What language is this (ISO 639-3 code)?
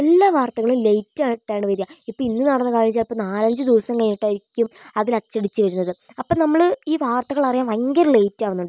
mal